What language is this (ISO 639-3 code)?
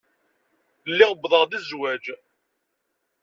kab